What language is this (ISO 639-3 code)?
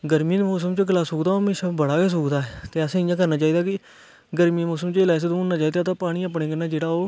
doi